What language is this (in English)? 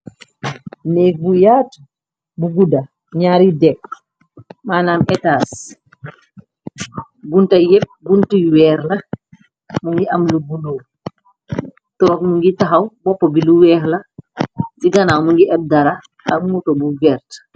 Wolof